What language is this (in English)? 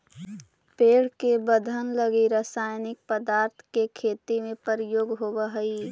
Magahi